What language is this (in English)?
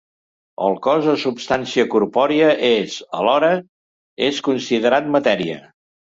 Catalan